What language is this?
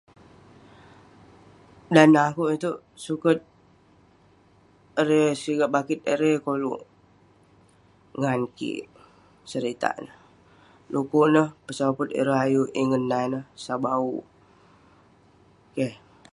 Western Penan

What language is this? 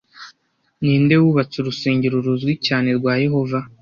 Kinyarwanda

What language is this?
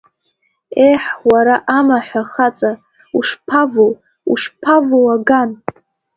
Abkhazian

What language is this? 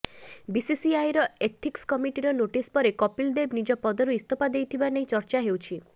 Odia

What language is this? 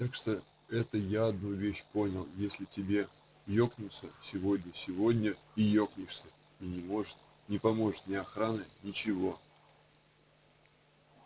Russian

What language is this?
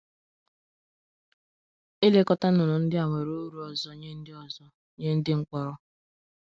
Igbo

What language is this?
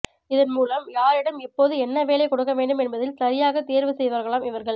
Tamil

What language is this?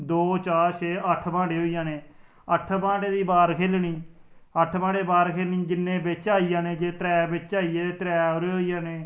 Dogri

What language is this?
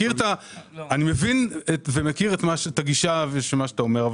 Hebrew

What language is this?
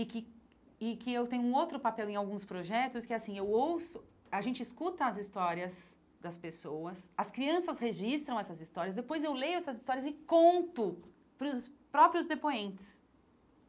Portuguese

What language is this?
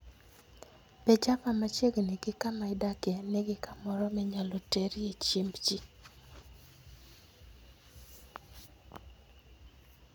Luo (Kenya and Tanzania)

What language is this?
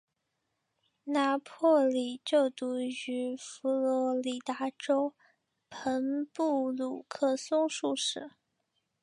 Chinese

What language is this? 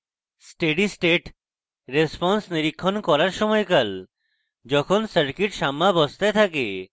Bangla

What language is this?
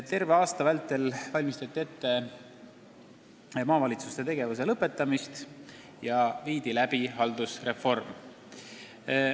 Estonian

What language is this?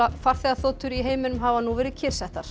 Icelandic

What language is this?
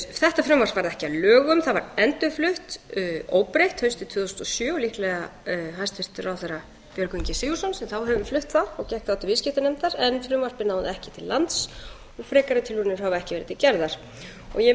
Icelandic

